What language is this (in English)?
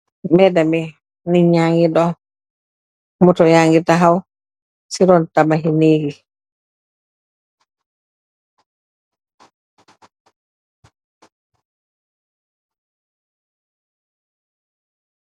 Wolof